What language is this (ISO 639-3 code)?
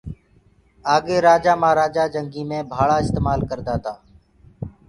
ggg